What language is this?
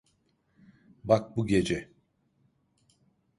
Turkish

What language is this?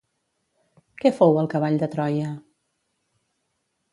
Catalan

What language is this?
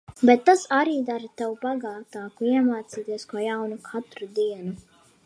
Latvian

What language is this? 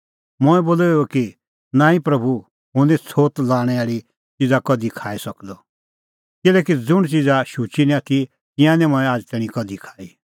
Kullu Pahari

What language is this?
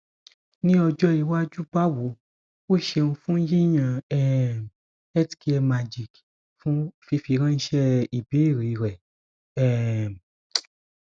Yoruba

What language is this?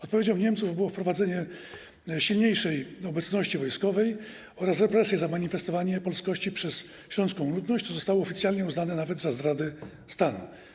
Polish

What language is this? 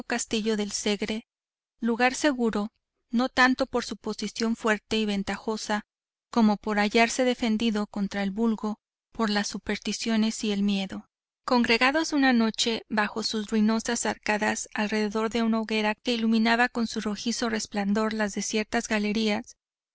Spanish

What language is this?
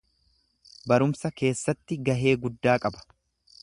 Oromo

